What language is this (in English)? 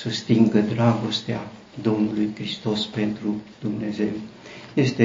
Romanian